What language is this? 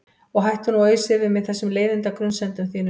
Icelandic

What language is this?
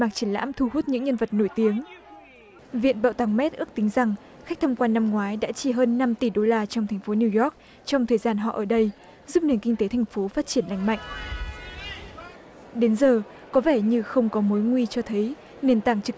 Vietnamese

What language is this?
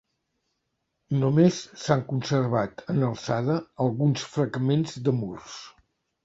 Catalan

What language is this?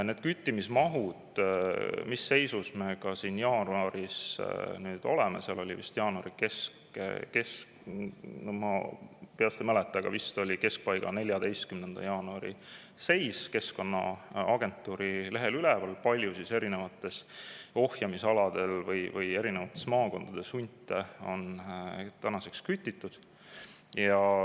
Estonian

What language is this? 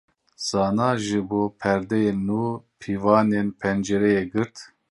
Kurdish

